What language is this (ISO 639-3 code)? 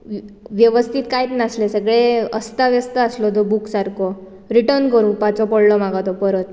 kok